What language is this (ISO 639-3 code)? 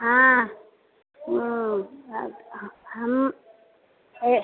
mai